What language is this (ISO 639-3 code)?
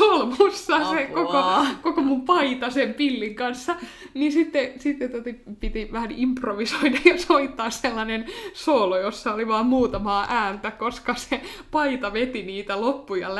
fin